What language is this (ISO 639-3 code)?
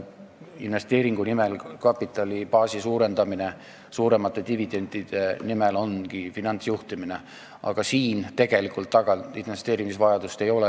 est